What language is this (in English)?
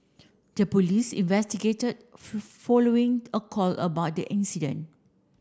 English